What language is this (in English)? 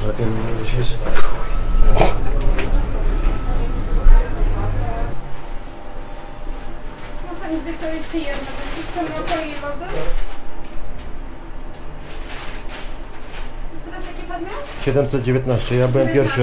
Polish